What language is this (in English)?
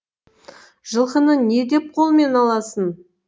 Kazakh